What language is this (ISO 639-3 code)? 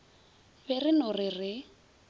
nso